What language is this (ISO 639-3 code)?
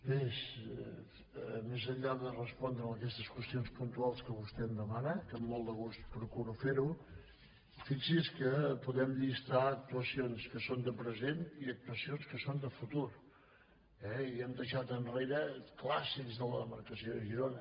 cat